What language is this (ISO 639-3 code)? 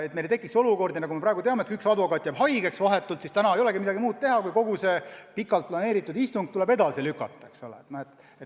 est